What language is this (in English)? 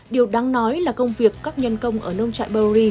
Vietnamese